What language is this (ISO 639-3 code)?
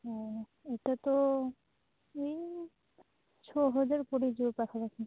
ori